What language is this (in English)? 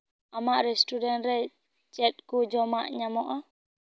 Santali